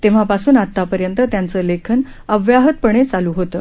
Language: Marathi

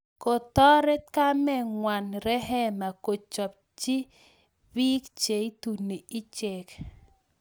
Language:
Kalenjin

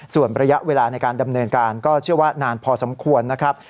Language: Thai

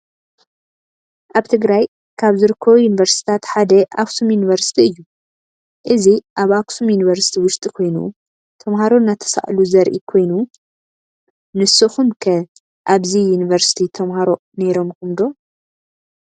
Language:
Tigrinya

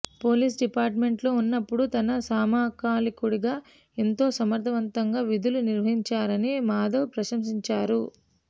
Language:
Telugu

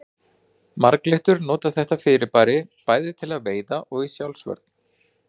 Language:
Icelandic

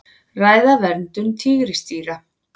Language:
Icelandic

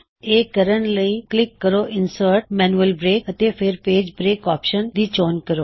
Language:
Punjabi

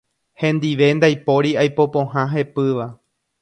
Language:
Guarani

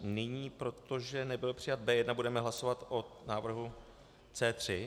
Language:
Czech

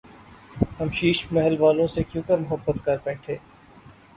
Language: Urdu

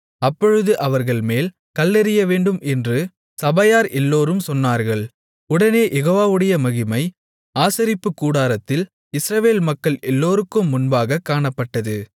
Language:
Tamil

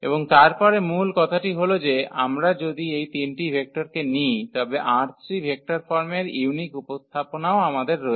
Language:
Bangla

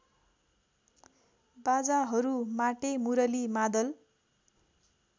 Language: Nepali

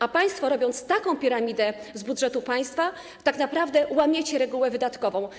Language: Polish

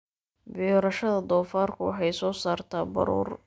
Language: Somali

